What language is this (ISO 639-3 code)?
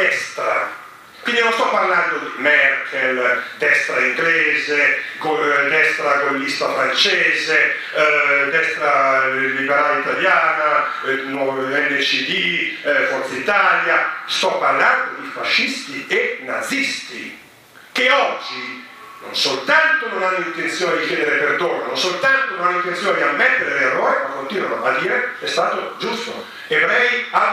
ita